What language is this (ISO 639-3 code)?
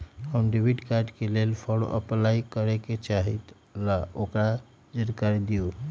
mag